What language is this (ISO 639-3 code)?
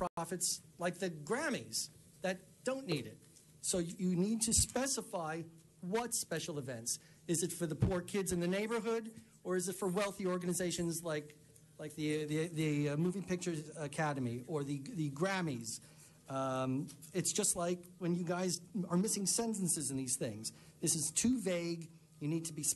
eng